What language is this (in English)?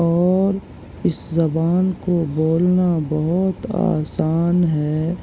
Urdu